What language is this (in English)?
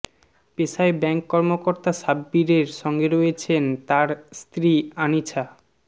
Bangla